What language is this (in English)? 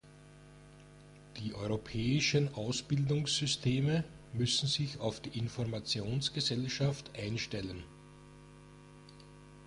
German